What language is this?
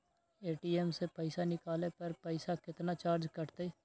Magahi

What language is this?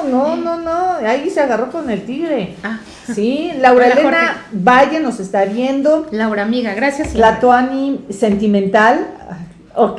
Spanish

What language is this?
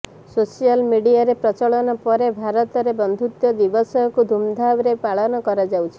Odia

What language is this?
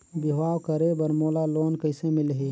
Chhattisgarhi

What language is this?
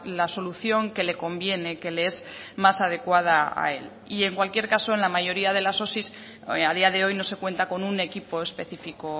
Spanish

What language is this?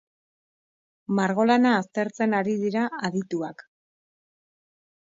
Basque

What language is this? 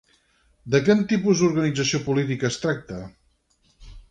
Catalan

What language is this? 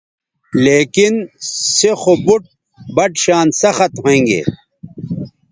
Bateri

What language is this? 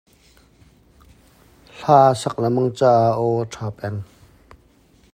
Hakha Chin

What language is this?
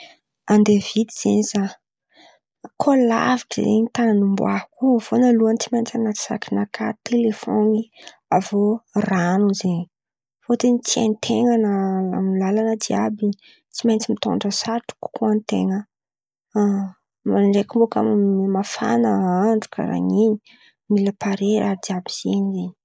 Antankarana Malagasy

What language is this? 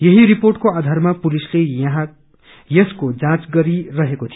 Nepali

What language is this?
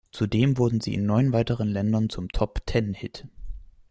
German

